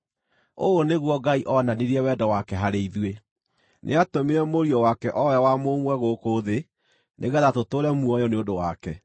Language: Kikuyu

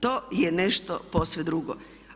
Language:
Croatian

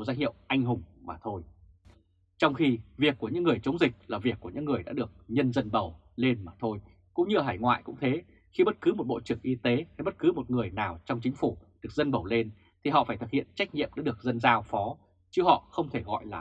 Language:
Vietnamese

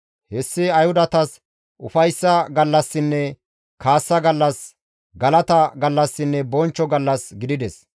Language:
Gamo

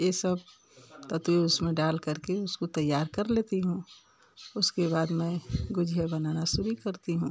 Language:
Hindi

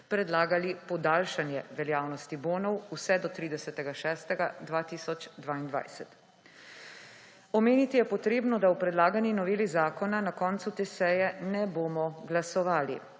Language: Slovenian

